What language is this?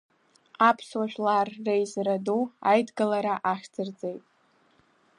Abkhazian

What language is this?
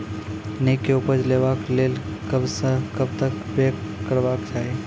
Maithili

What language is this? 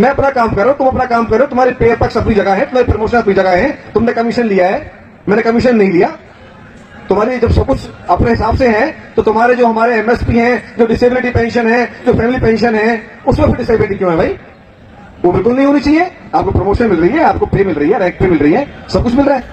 Hindi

